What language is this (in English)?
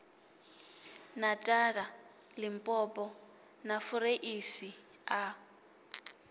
Venda